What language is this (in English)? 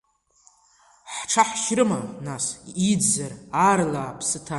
Abkhazian